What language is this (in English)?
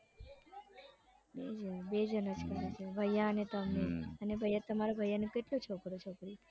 Gujarati